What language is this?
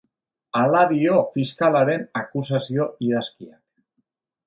Basque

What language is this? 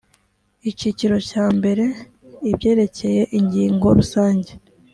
Kinyarwanda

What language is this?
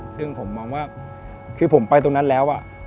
Thai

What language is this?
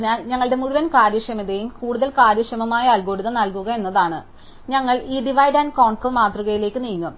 Malayalam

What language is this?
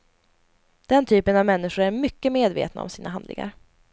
Swedish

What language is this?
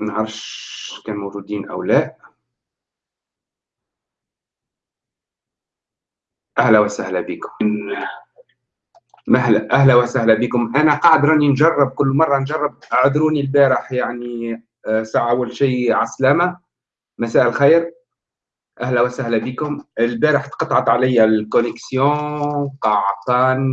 Arabic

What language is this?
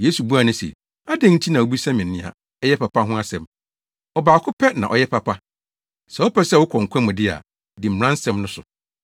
Akan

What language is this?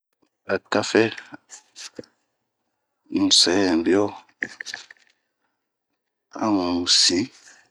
Bomu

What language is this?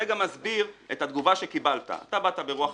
Hebrew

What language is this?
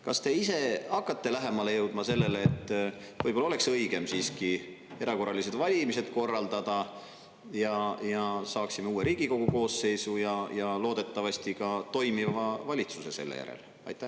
Estonian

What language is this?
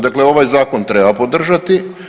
Croatian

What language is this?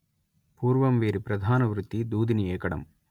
Telugu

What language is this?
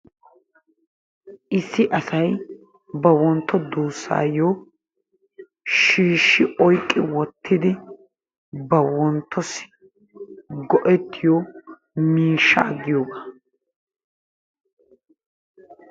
Wolaytta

